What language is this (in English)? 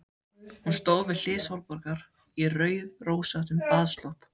Icelandic